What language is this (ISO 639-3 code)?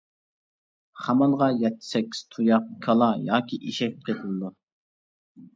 uig